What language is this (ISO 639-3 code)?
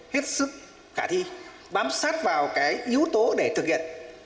vie